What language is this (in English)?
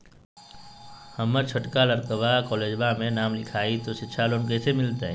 Magahi